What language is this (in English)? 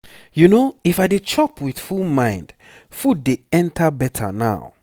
Nigerian Pidgin